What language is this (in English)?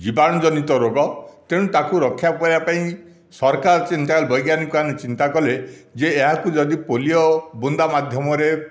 Odia